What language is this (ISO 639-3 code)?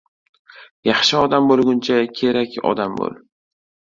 uzb